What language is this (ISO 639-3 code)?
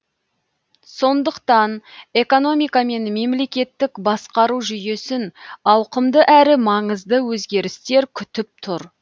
kaz